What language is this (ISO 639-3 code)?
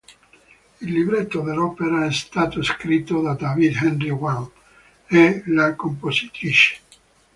ita